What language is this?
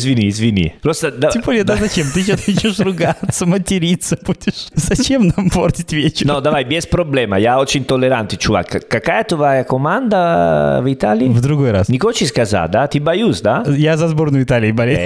Russian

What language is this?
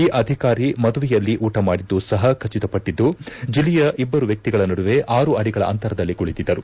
Kannada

